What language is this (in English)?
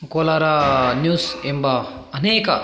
Kannada